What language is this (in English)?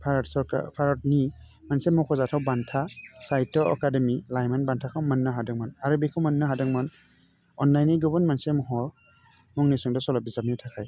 Bodo